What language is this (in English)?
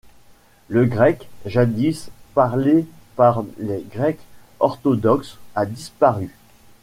French